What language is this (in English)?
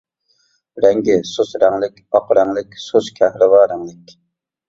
Uyghur